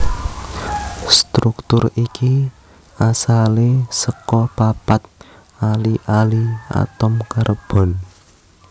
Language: Javanese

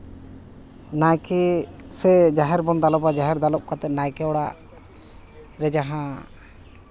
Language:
Santali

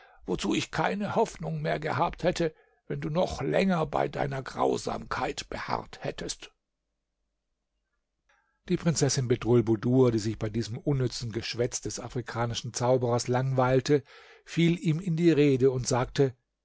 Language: German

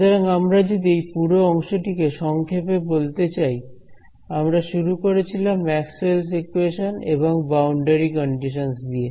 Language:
Bangla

